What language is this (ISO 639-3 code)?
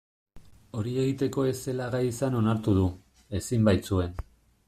eus